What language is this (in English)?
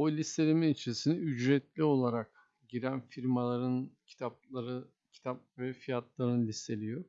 Turkish